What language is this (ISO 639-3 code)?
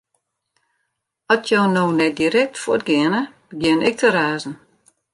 fry